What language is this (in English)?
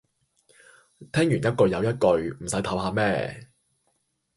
Cantonese